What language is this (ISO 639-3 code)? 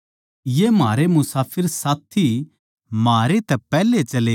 bgc